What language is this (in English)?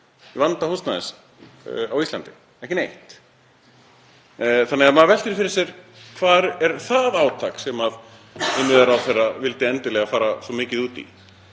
Icelandic